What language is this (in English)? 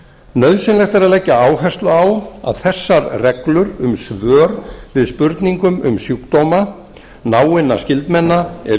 Icelandic